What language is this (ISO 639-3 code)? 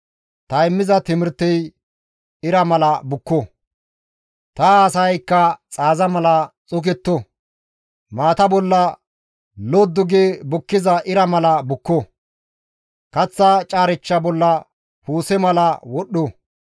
gmv